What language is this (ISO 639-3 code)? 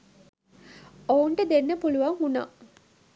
sin